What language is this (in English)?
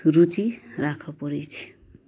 Maithili